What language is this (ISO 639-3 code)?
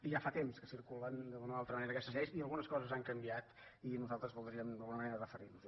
cat